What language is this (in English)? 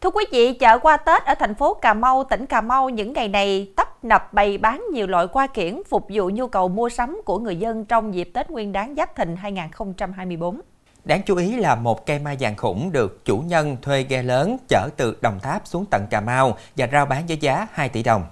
Vietnamese